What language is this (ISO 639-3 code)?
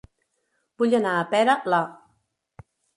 cat